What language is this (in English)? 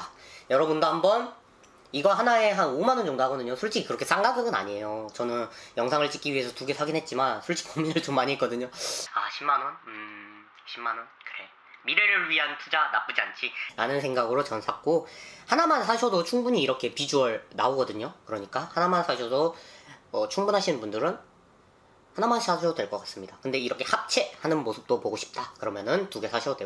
Korean